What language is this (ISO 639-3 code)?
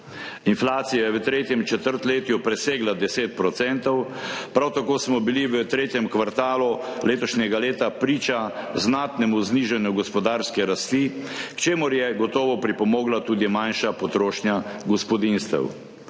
slv